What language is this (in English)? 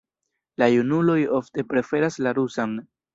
Esperanto